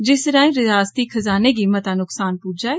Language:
Dogri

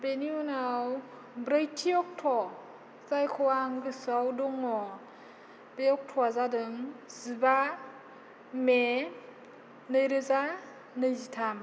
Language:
Bodo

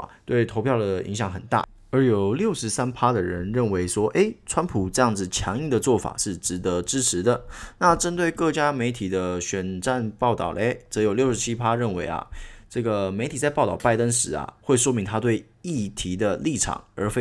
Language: Chinese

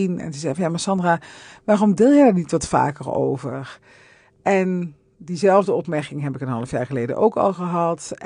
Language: Dutch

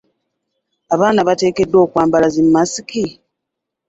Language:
Ganda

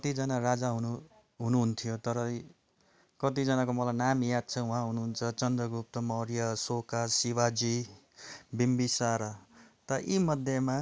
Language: Nepali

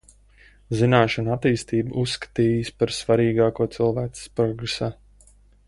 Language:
Latvian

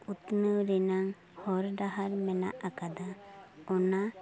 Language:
Santali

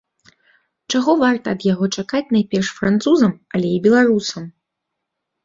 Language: Belarusian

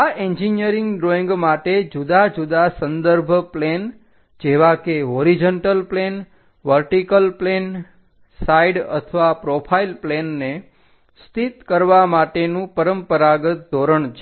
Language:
Gujarati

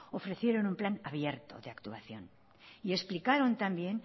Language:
Spanish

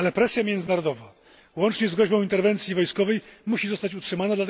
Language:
Polish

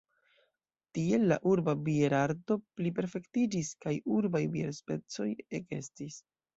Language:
Esperanto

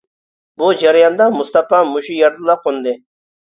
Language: Uyghur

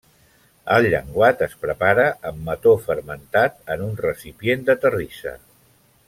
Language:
Catalan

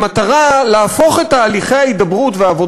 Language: Hebrew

